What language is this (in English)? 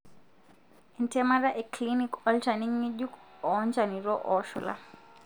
Masai